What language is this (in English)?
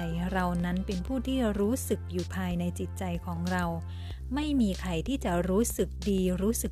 Thai